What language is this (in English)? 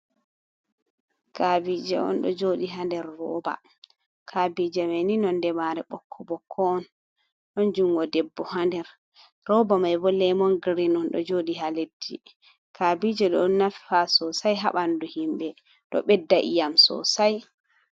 Fula